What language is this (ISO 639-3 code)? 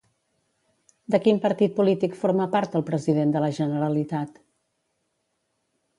cat